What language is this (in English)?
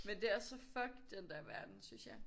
Danish